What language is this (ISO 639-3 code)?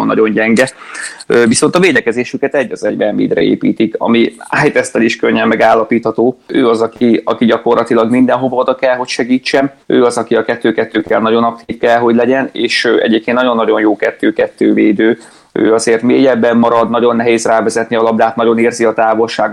hun